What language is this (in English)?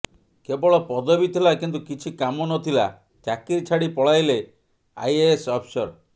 Odia